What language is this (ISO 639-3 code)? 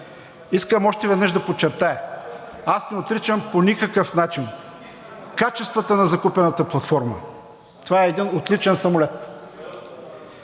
bul